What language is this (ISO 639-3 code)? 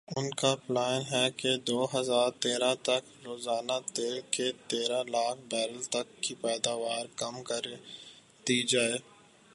urd